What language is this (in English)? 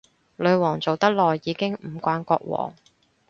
Cantonese